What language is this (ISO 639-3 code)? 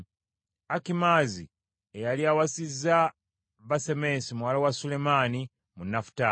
lug